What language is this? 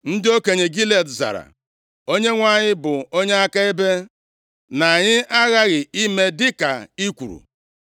Igbo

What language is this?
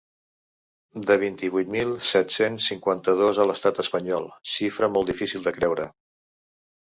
Catalan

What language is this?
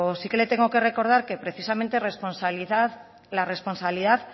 Spanish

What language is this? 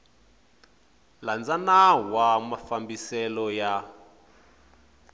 Tsonga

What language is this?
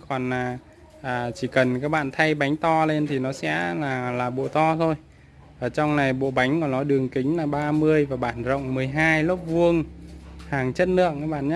Vietnamese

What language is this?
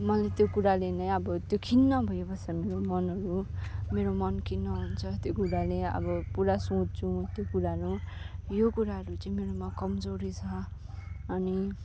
Nepali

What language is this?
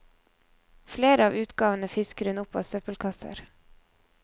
Norwegian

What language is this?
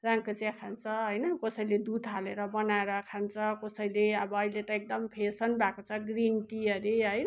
Nepali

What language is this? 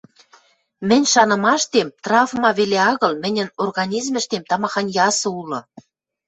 Western Mari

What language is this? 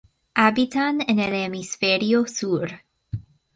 Spanish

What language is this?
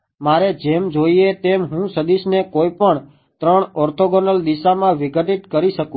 Gujarati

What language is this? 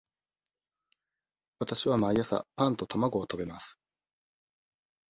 Japanese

